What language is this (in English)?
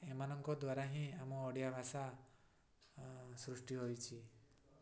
Odia